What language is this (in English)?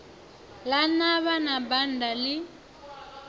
Venda